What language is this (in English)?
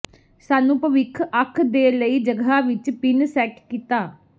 Punjabi